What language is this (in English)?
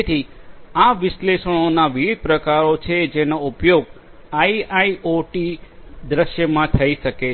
Gujarati